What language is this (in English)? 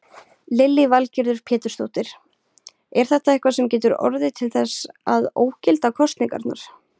Icelandic